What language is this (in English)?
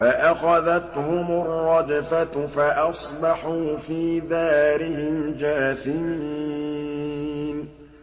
Arabic